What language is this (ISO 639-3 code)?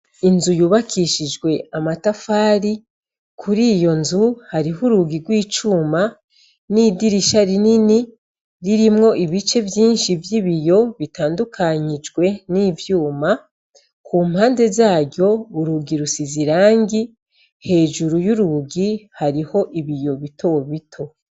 run